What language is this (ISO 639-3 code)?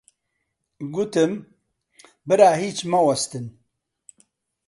ckb